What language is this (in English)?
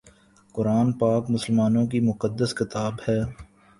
Urdu